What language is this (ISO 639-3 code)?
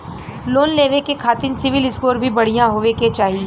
bho